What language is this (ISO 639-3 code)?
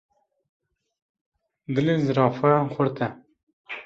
kur